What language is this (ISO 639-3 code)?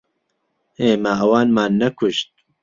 ckb